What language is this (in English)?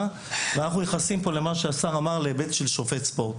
Hebrew